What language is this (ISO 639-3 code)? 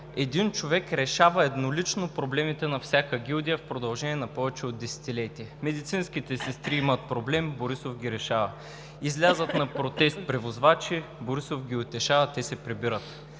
bul